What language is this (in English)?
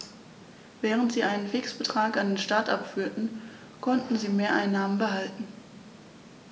German